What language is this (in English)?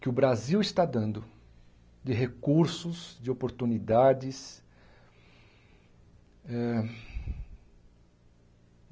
Portuguese